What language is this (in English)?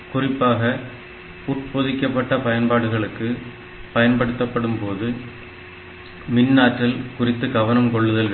Tamil